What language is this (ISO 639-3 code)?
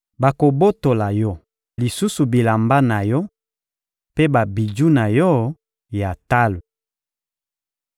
lin